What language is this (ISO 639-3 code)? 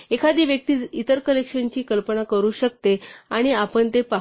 mar